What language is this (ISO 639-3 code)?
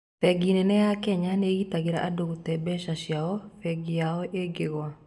kik